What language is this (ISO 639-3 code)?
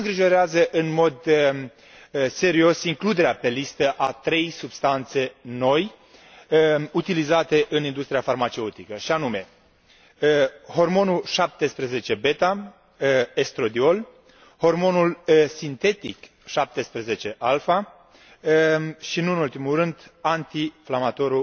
ron